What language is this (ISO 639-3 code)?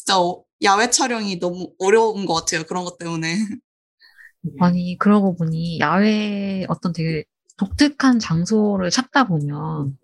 kor